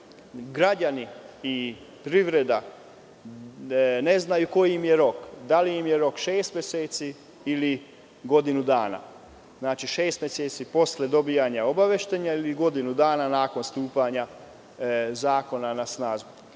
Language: Serbian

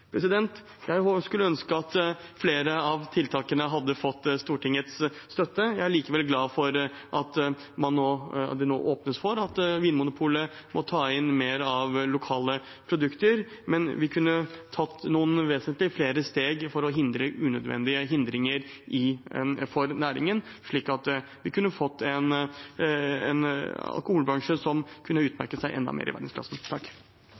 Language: Norwegian Bokmål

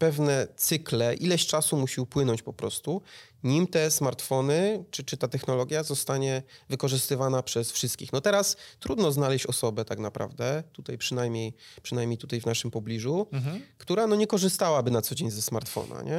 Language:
Polish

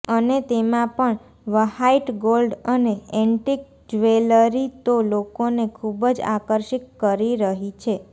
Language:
Gujarati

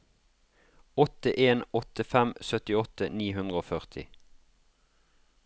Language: Norwegian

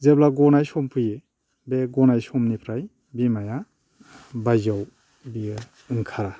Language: Bodo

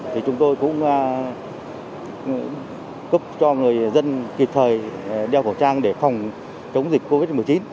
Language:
Vietnamese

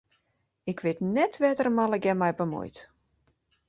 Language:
Western Frisian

